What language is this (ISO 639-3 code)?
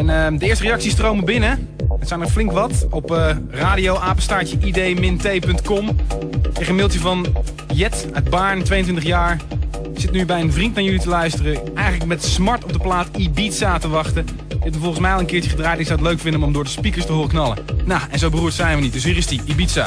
nld